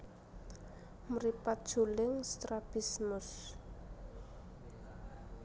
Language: Javanese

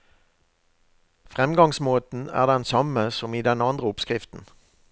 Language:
Norwegian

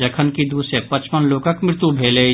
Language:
Maithili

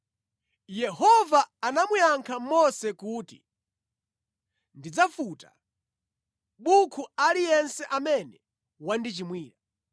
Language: Nyanja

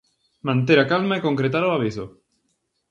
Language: Galician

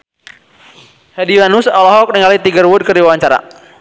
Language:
Sundanese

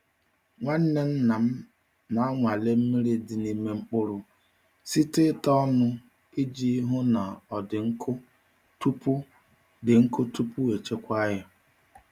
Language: Igbo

